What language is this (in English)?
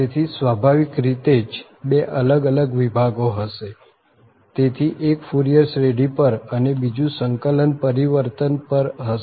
Gujarati